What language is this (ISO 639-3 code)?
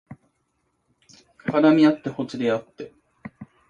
jpn